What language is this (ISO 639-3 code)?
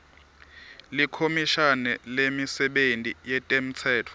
ssw